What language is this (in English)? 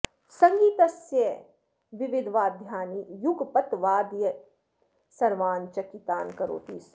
Sanskrit